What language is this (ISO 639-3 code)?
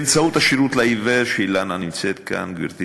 heb